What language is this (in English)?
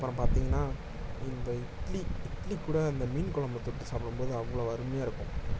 Tamil